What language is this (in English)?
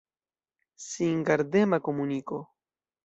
Esperanto